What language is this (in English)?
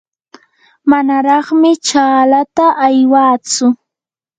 Yanahuanca Pasco Quechua